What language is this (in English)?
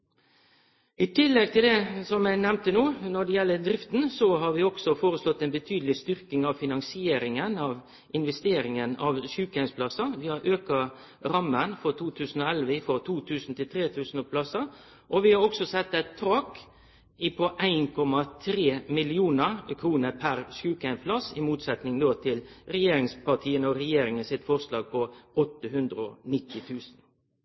Norwegian Nynorsk